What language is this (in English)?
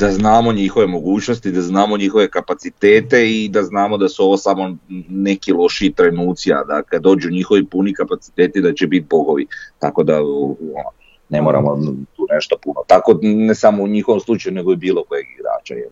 Croatian